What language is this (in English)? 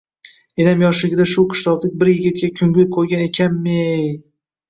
Uzbek